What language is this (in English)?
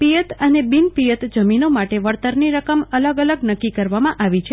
Gujarati